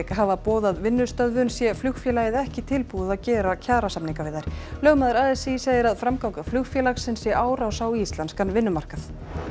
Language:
Icelandic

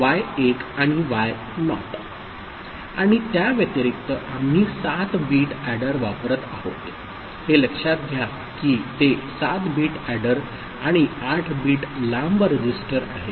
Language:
Marathi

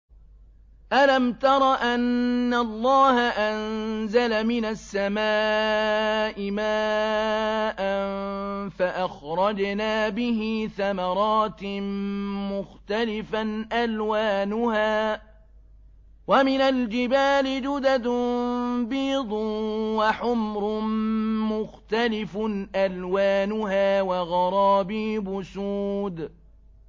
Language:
Arabic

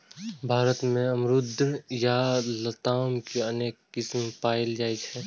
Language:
Maithili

